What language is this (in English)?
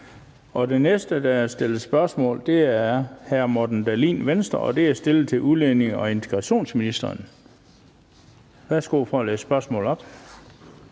Danish